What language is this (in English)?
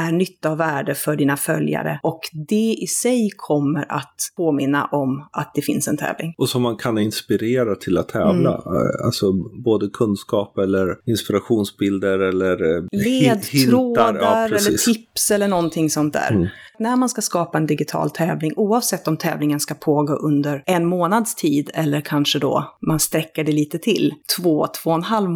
Swedish